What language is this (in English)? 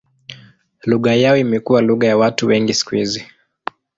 Swahili